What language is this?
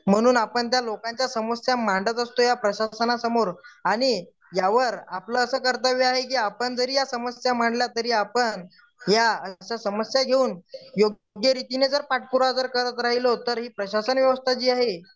Marathi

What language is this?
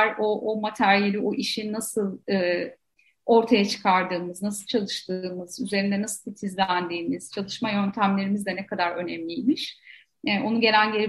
Turkish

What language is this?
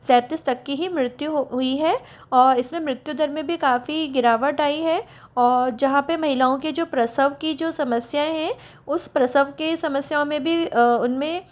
Hindi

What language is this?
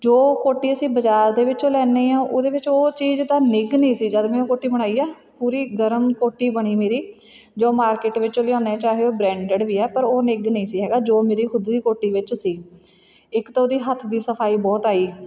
Punjabi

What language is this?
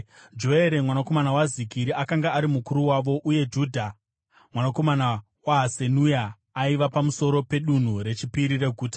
Shona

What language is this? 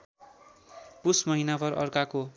Nepali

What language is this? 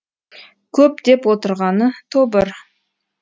Kazakh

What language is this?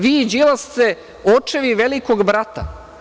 Serbian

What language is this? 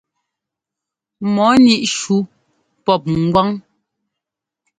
Ngomba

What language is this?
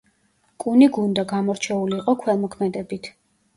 Georgian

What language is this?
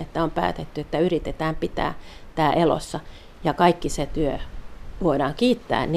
Finnish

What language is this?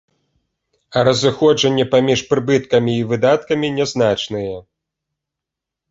Belarusian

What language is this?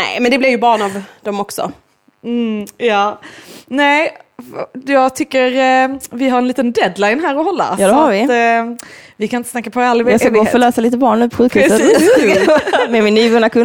Swedish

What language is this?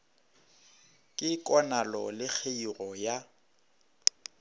Northern Sotho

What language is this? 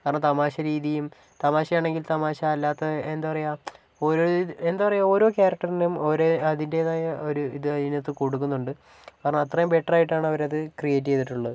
Malayalam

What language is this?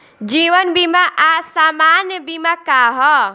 Bhojpuri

